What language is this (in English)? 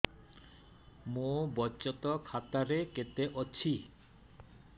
Odia